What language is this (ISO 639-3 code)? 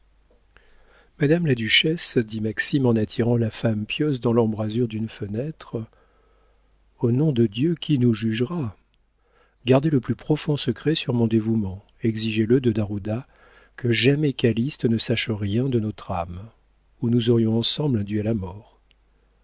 fra